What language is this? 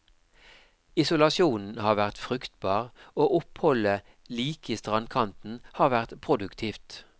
Norwegian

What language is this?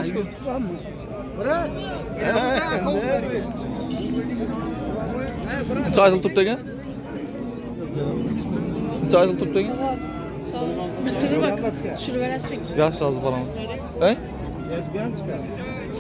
Turkish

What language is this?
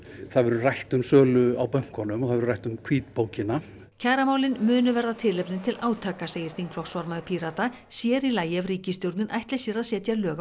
Icelandic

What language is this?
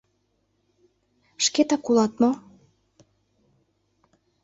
Mari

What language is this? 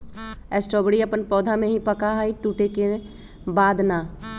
Magahi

